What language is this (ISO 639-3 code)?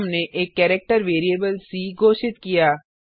hin